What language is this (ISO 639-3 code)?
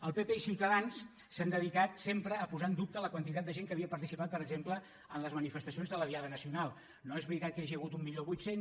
cat